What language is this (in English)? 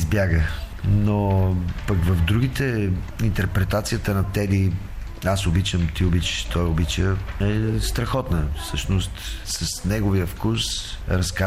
Bulgarian